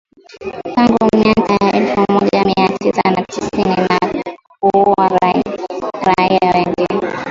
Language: Swahili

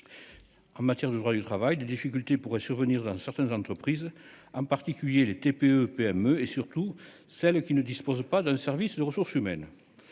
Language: French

